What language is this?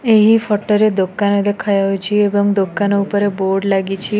Odia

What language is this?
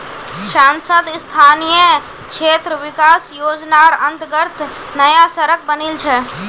Magahi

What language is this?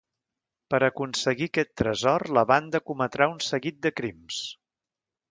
Catalan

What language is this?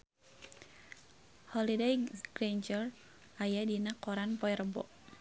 Sundanese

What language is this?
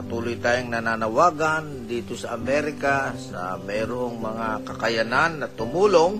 Filipino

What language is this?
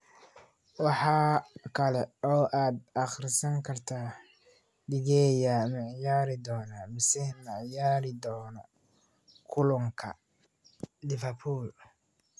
Somali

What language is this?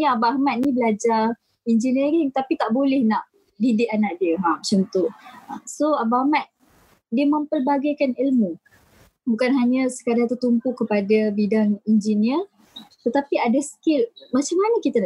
Malay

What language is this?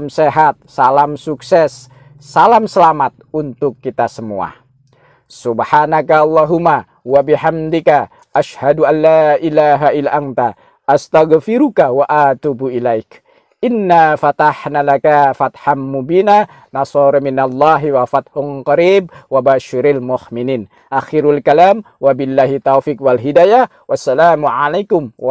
Indonesian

